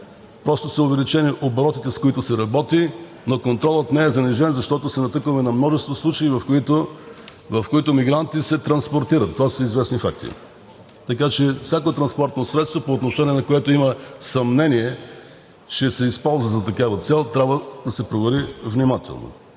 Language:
Bulgarian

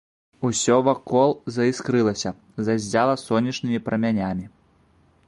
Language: Belarusian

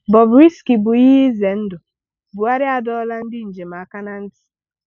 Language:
Igbo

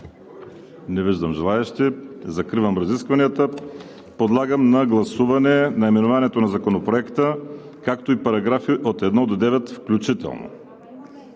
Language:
Bulgarian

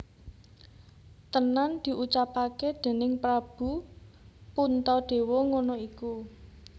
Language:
Javanese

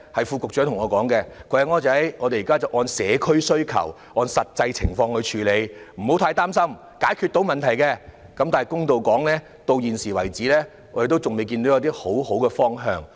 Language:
Cantonese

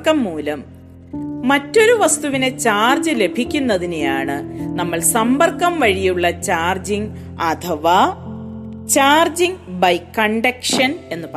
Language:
Malayalam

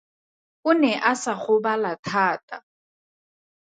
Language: Tswana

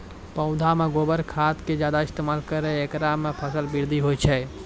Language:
Maithili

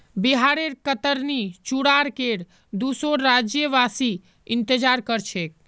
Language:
Magahi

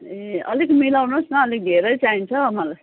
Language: Nepali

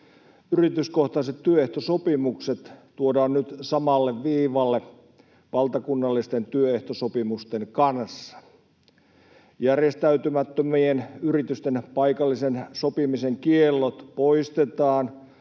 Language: Finnish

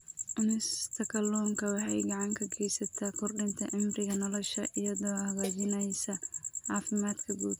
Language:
Somali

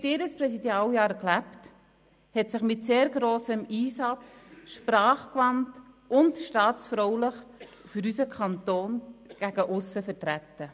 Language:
Swiss German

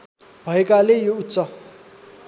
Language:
Nepali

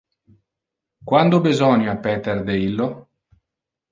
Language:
Interlingua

